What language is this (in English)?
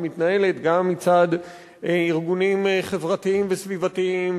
Hebrew